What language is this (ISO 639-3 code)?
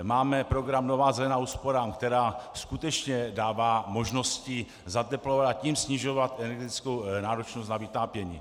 ces